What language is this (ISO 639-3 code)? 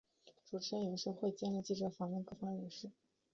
zho